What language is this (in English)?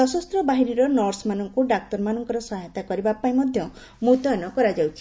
Odia